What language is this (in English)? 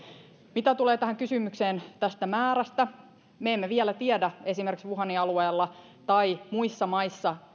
Finnish